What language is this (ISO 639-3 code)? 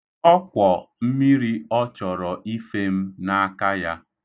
ibo